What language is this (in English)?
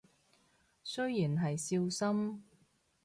Cantonese